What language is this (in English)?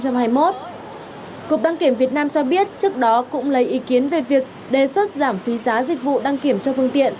Vietnamese